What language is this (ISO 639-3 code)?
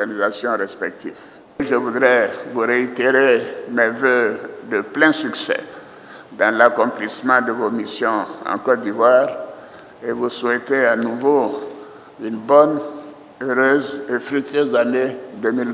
fra